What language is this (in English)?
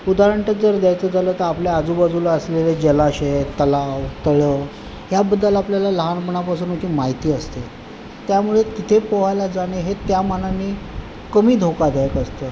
Marathi